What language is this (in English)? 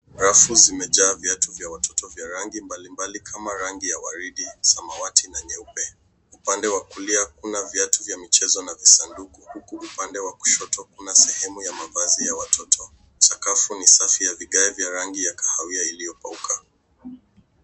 Swahili